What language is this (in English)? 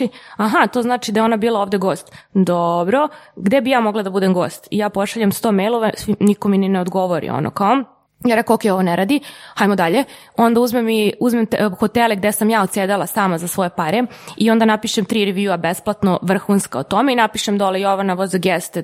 Croatian